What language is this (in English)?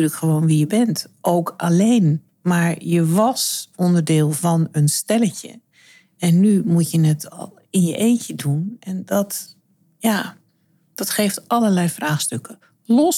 Dutch